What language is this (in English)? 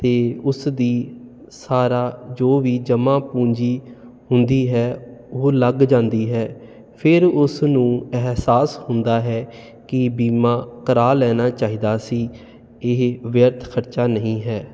Punjabi